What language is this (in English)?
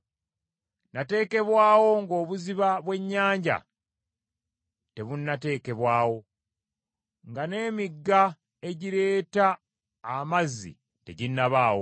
Ganda